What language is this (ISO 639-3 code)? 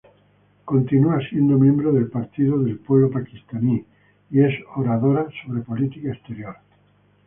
spa